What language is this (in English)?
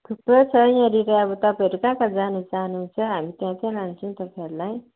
Nepali